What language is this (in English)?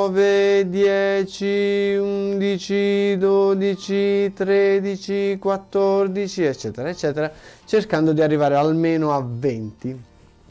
Italian